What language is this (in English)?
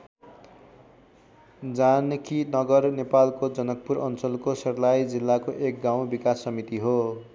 Nepali